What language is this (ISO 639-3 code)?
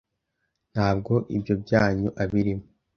kin